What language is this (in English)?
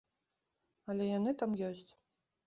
Belarusian